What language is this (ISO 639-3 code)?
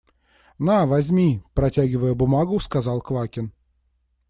rus